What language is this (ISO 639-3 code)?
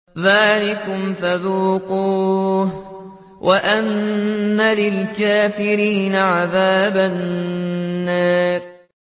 ara